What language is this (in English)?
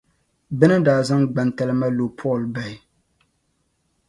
Dagbani